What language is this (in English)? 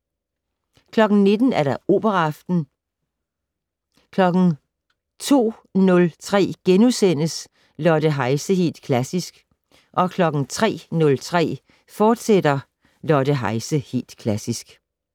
Danish